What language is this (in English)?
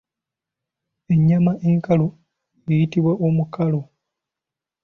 Ganda